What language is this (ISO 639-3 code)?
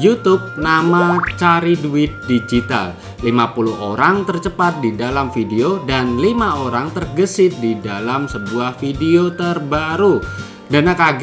ind